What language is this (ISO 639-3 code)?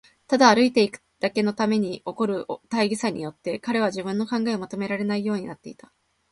jpn